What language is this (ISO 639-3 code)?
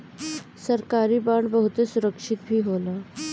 bho